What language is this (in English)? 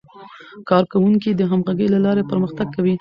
Pashto